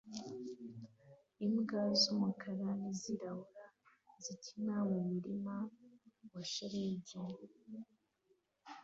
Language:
Kinyarwanda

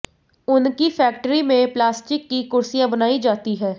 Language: Hindi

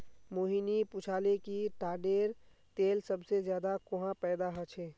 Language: Magahi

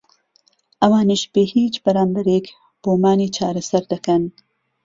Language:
Central Kurdish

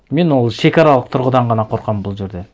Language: Kazakh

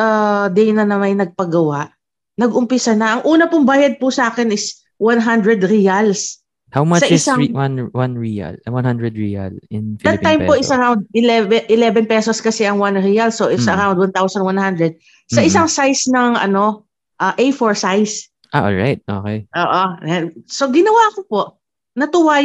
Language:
Filipino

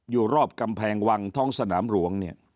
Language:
Thai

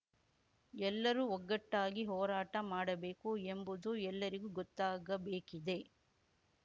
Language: Kannada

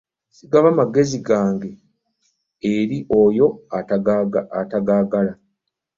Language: Ganda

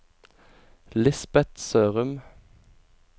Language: Norwegian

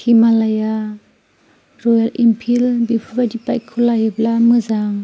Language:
Bodo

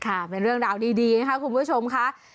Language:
Thai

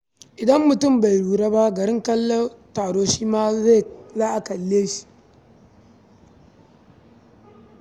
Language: Hausa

